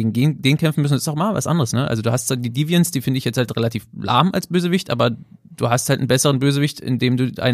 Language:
German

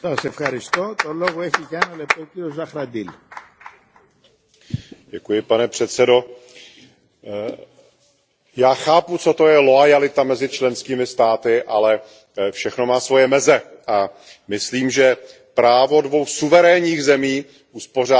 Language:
Czech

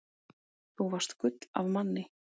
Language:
Icelandic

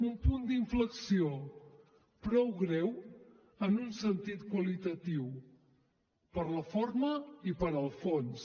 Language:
Catalan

